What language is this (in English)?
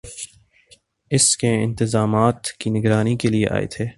Urdu